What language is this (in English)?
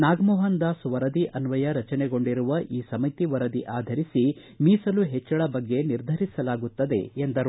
Kannada